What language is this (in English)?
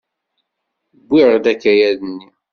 Kabyle